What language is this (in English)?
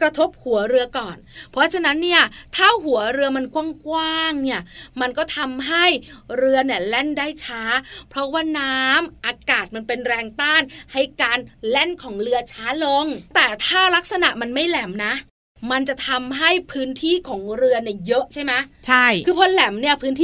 Thai